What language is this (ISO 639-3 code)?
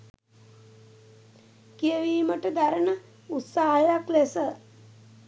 sin